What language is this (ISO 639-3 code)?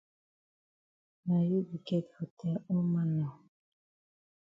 wes